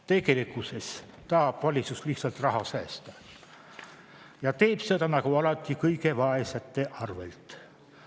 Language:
Estonian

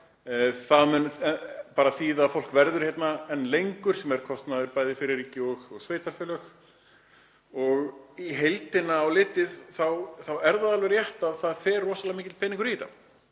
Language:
Icelandic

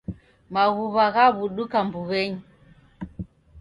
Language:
Taita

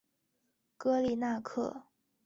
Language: Chinese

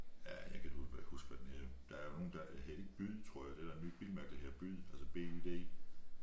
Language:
Danish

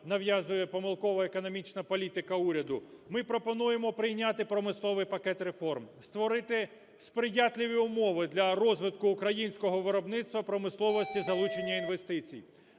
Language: Ukrainian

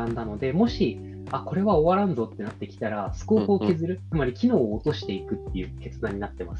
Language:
Japanese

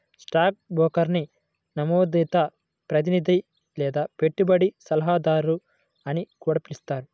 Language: Telugu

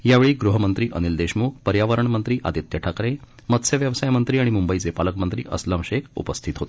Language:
Marathi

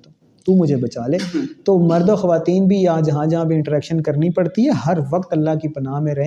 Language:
Urdu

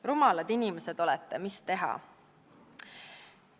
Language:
Estonian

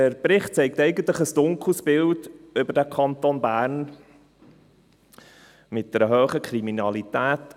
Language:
Swiss German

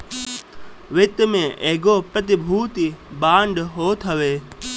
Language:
Bhojpuri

